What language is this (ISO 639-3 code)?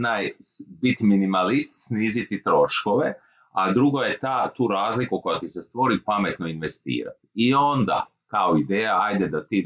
hrv